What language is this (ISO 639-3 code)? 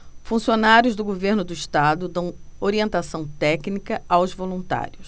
por